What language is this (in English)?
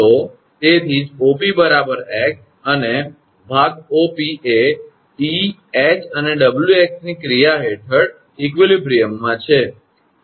Gujarati